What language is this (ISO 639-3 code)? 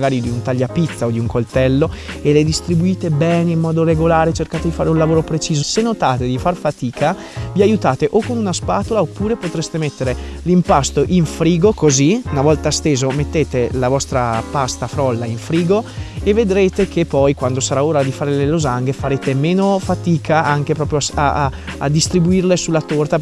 ita